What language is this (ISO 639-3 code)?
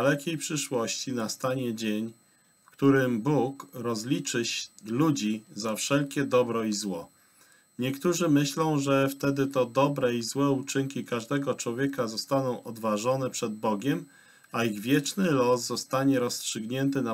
pol